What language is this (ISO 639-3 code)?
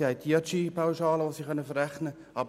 gsw